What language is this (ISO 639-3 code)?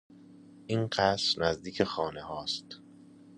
fas